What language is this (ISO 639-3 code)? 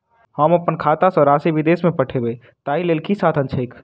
mai